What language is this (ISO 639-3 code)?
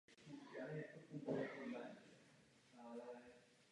ces